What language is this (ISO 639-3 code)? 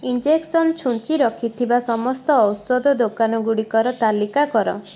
ori